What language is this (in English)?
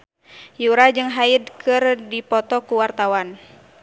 Sundanese